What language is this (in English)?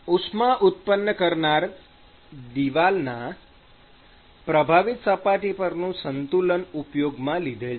Gujarati